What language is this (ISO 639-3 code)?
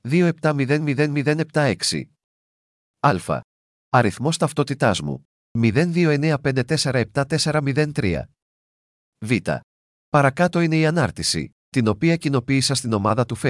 ell